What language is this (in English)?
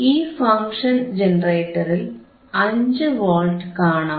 Malayalam